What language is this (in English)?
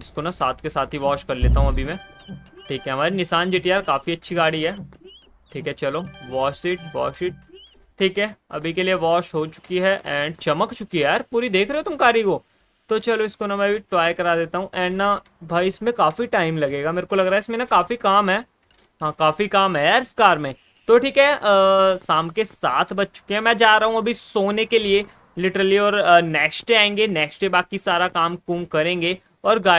Hindi